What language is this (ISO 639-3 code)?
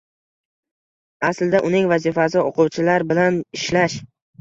uzb